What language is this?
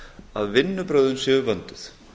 Icelandic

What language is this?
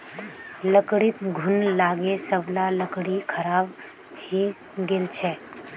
Magahi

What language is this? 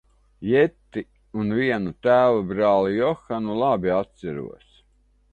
Latvian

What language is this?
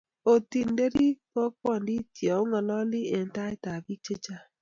Kalenjin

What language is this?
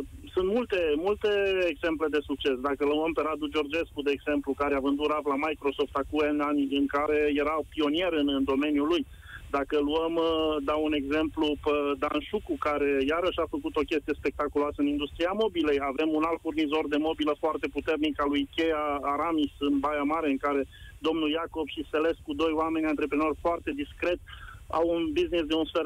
Romanian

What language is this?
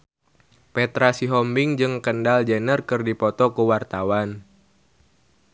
Sundanese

